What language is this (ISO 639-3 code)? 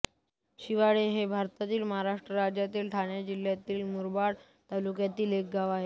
mar